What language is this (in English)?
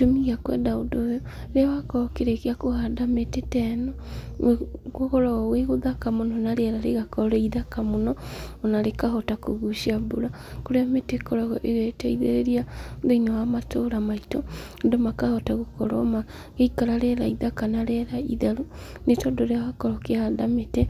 Kikuyu